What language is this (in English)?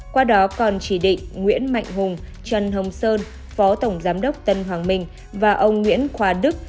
Vietnamese